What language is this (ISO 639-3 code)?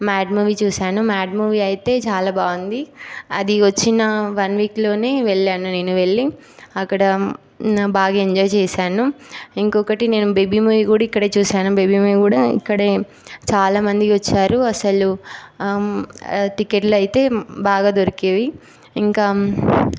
tel